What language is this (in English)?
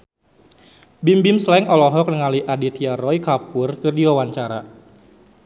Sundanese